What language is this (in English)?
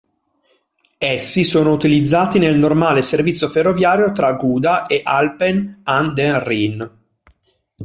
Italian